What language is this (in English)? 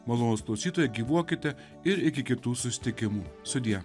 Lithuanian